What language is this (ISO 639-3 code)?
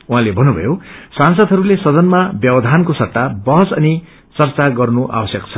nep